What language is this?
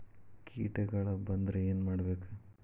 Kannada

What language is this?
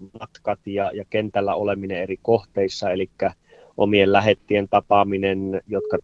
Finnish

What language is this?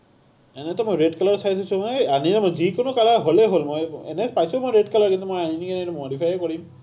Assamese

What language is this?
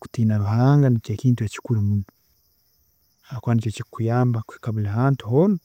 Tooro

